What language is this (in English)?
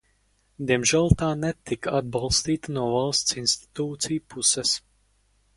Latvian